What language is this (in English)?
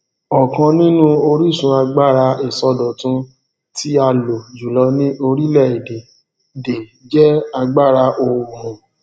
Yoruba